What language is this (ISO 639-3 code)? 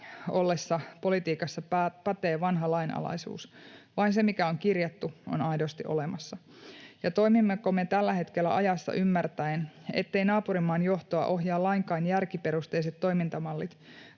fin